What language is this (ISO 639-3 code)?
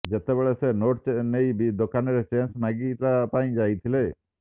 ori